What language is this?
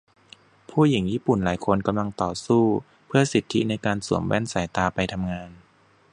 Thai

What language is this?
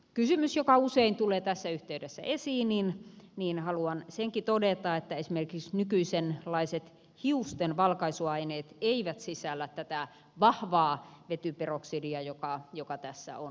Finnish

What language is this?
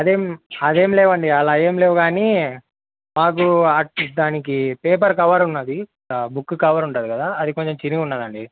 Telugu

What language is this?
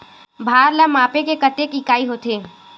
Chhattisgarhi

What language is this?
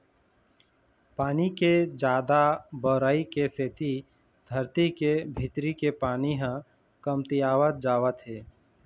Chhattisgarhi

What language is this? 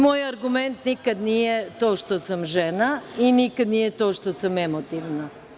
Serbian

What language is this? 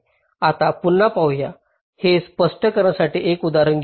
Marathi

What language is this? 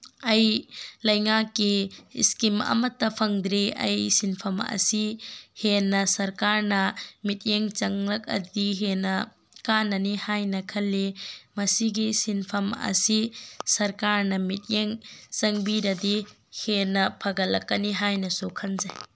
Manipuri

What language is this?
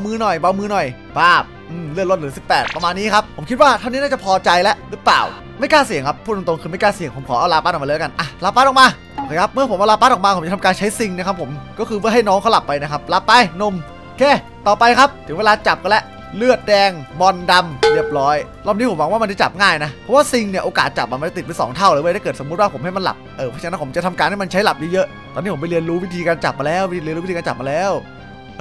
Thai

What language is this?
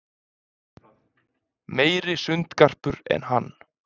Icelandic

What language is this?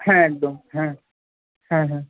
Bangla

